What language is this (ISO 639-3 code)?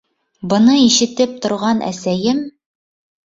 bak